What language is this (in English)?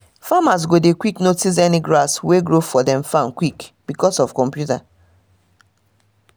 Nigerian Pidgin